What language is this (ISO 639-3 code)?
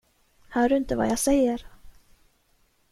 swe